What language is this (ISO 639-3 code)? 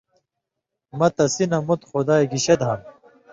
mvy